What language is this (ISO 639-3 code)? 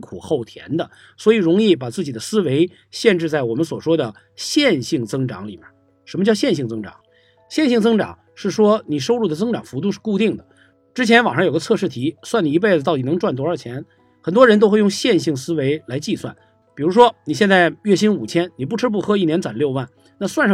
zho